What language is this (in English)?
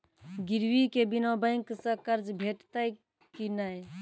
Maithili